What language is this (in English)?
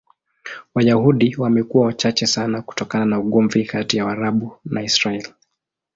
Swahili